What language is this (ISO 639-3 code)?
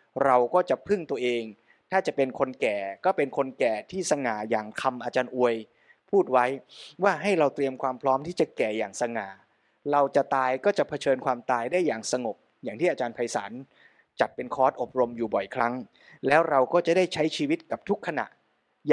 tha